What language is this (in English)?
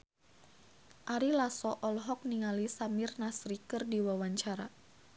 Sundanese